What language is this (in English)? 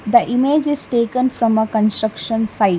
English